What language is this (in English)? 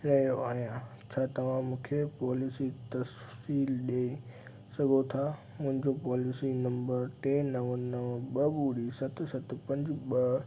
Sindhi